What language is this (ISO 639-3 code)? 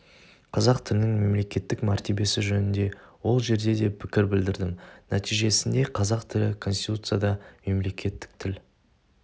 kaz